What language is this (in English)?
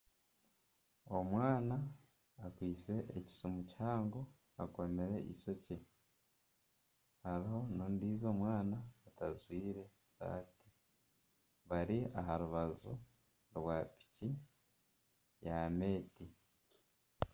Nyankole